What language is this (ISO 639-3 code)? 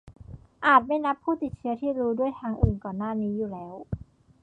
tha